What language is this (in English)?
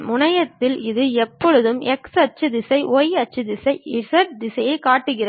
Tamil